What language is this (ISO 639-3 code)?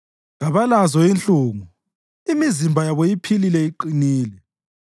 nde